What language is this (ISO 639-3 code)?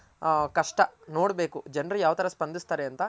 kan